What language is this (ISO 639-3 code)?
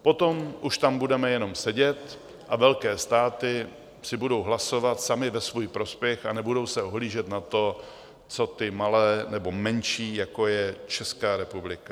ces